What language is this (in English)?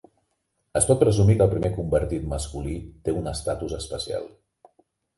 Catalan